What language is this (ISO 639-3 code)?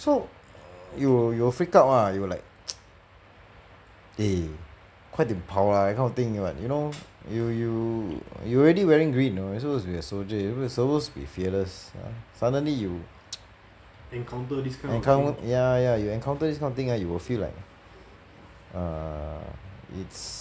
eng